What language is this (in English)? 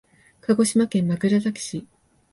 Japanese